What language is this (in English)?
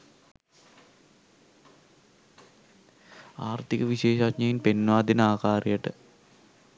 Sinhala